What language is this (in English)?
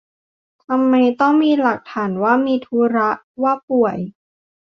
Thai